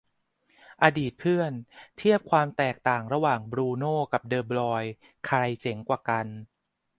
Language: Thai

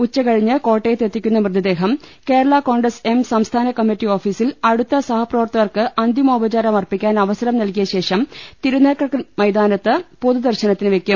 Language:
Malayalam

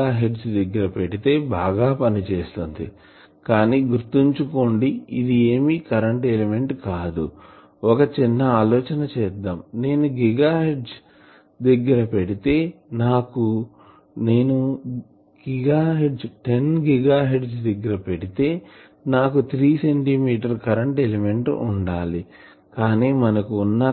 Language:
Telugu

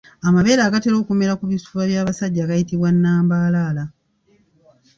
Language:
Ganda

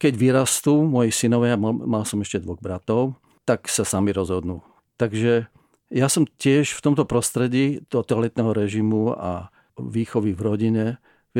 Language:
Czech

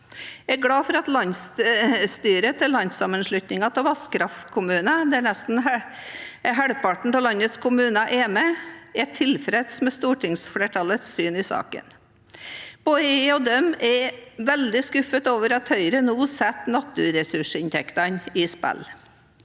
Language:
Norwegian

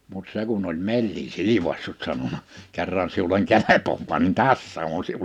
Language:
Finnish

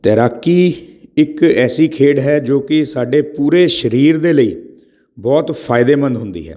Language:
Punjabi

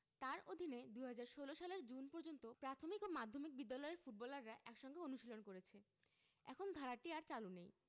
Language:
Bangla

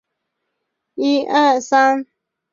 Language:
Chinese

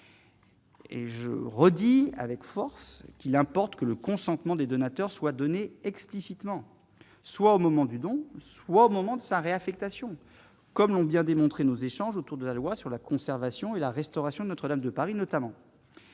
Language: French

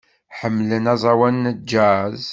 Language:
Kabyle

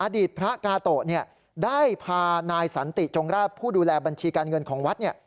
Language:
Thai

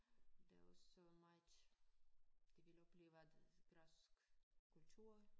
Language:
Danish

